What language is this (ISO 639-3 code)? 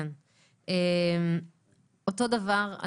heb